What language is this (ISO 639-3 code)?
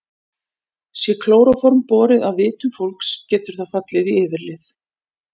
isl